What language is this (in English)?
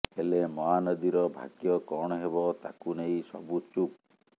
Odia